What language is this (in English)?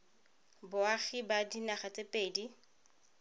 Tswana